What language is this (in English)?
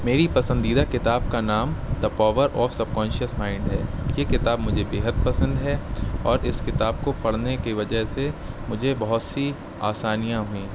Urdu